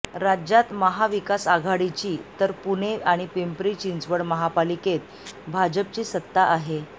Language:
Marathi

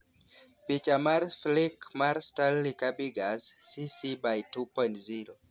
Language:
Luo (Kenya and Tanzania)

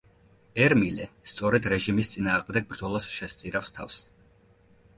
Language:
Georgian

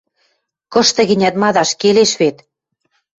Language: Western Mari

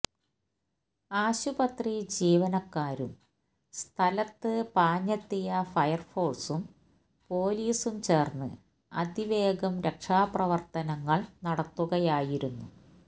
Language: Malayalam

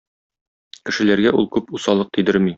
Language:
Tatar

